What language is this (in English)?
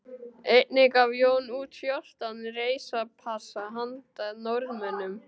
Icelandic